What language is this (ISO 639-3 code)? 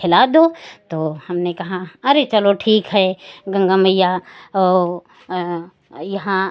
hin